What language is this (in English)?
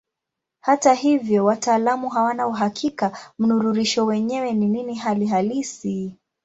Swahili